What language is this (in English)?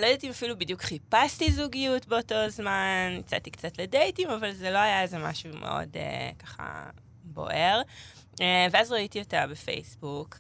Hebrew